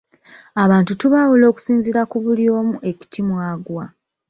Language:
Ganda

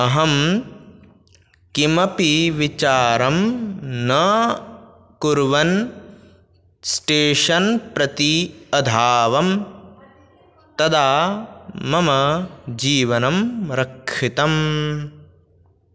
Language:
Sanskrit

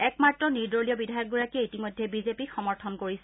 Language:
Assamese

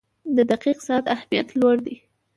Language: Pashto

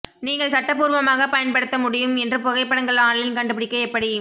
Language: Tamil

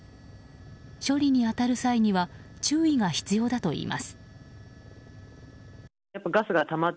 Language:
Japanese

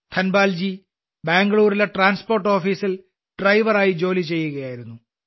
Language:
Malayalam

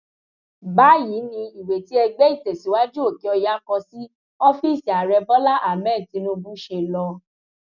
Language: Yoruba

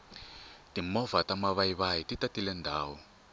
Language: Tsonga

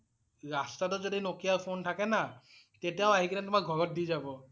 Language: Assamese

